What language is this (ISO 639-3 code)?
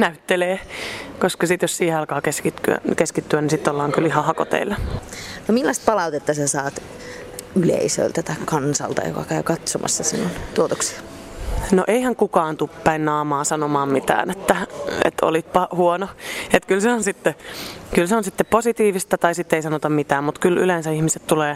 fin